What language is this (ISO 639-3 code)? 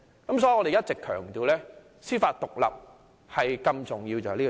yue